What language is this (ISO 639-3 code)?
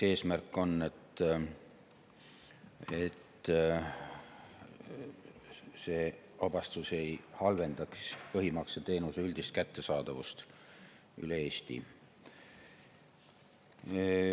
est